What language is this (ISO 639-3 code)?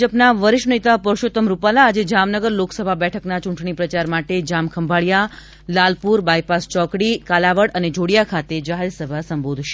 guj